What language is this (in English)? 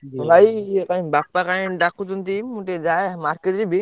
Odia